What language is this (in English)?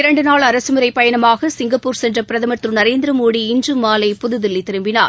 Tamil